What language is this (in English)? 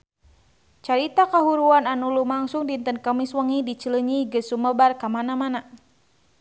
Sundanese